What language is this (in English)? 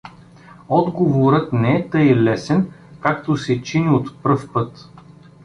Bulgarian